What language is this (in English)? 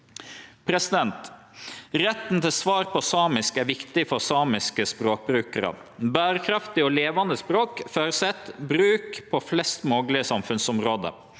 Norwegian